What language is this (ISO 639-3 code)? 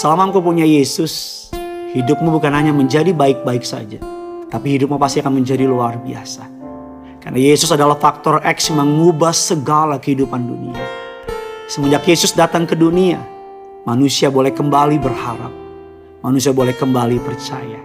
ind